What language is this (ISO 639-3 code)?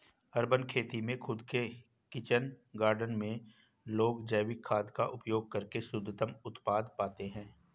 hin